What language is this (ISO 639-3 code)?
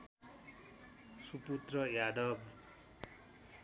nep